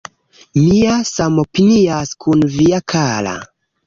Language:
Esperanto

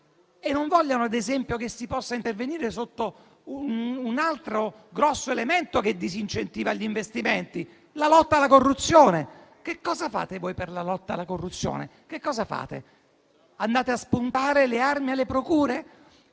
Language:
Italian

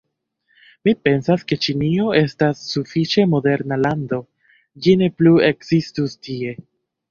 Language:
Esperanto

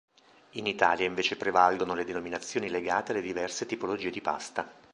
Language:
Italian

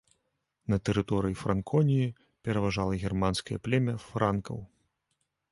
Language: Belarusian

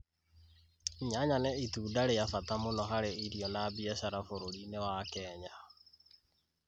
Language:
Kikuyu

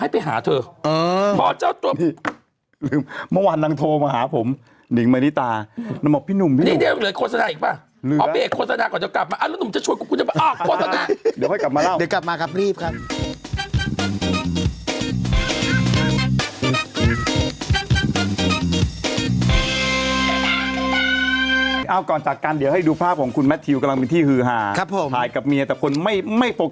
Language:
Thai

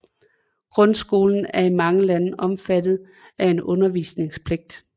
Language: Danish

